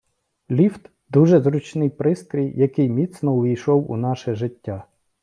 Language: Ukrainian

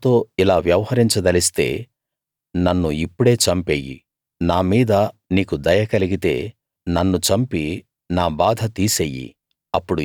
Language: Telugu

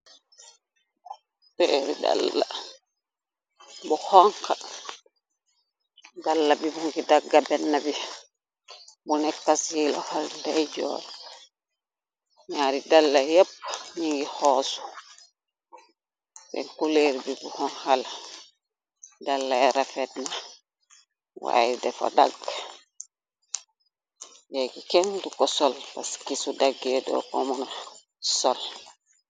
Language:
Wolof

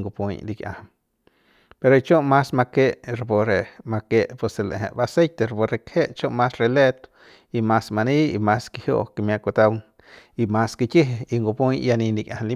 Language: Central Pame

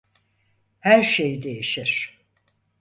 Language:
Turkish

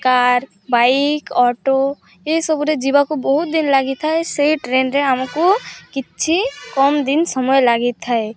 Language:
Odia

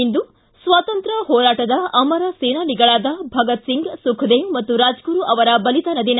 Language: Kannada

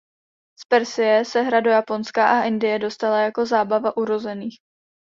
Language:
Czech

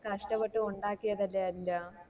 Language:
Malayalam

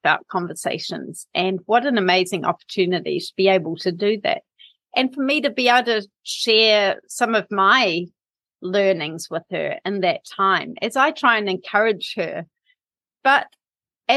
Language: English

